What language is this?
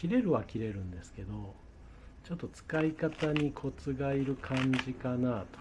Japanese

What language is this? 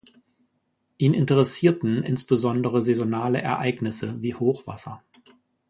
German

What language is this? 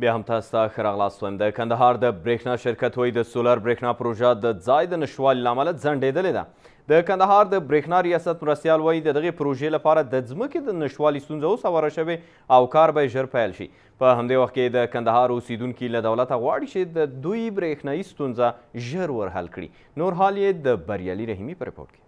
Persian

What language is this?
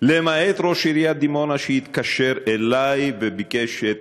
Hebrew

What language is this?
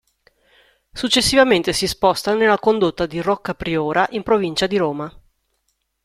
Italian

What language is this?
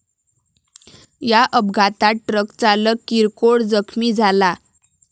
Marathi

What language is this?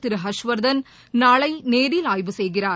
Tamil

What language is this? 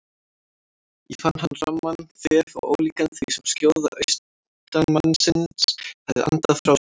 Icelandic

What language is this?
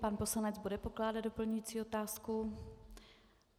Czech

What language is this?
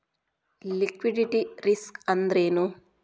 Kannada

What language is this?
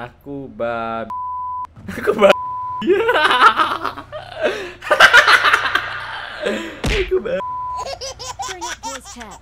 Indonesian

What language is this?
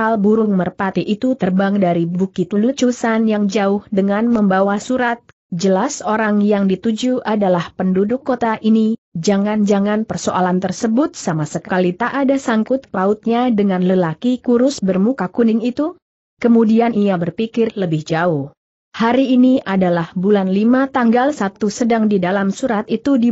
Indonesian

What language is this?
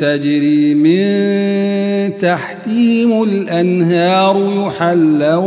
Arabic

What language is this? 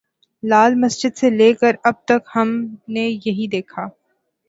Urdu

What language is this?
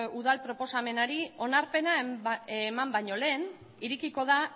Basque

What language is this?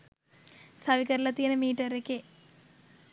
Sinhala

